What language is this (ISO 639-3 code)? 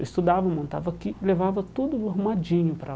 por